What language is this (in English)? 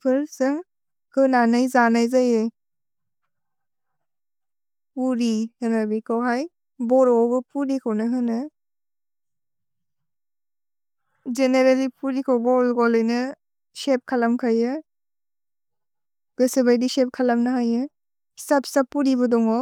Bodo